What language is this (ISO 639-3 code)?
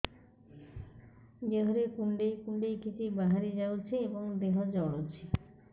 ori